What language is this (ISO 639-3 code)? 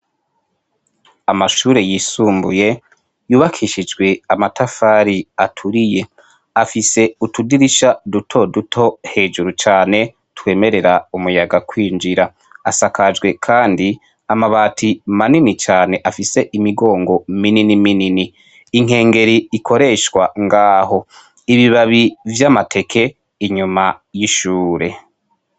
run